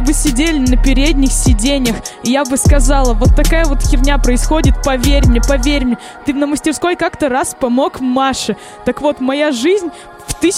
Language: Russian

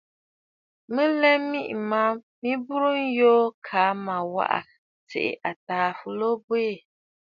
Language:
Bafut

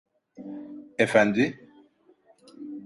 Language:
Turkish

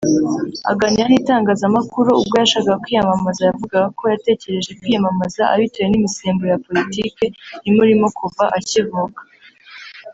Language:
Kinyarwanda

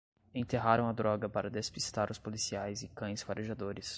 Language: Portuguese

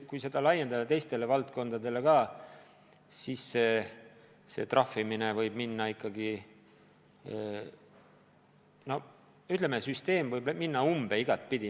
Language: Estonian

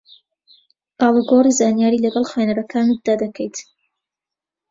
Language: Central Kurdish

